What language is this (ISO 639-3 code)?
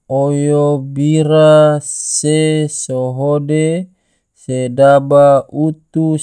tvo